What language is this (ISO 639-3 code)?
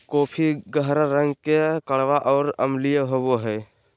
mag